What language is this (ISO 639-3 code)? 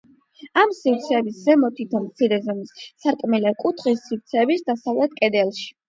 kat